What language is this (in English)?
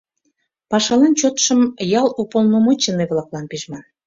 Mari